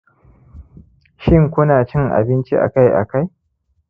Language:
Hausa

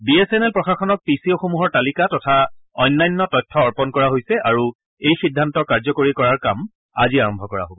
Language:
Assamese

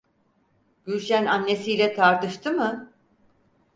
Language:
Turkish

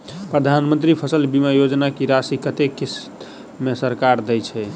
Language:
Maithili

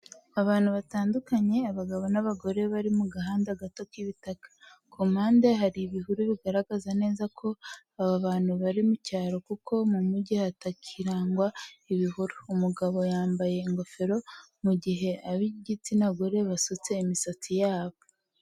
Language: Kinyarwanda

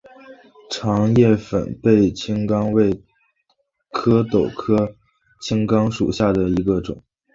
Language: Chinese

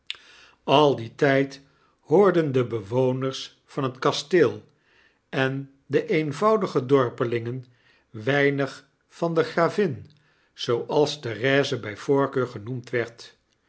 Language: Dutch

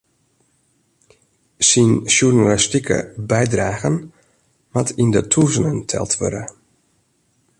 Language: Western Frisian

